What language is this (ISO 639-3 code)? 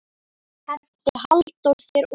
isl